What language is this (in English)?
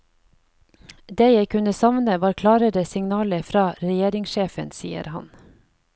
Norwegian